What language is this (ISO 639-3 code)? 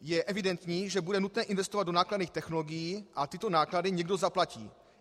ces